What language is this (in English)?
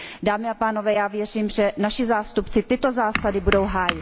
Czech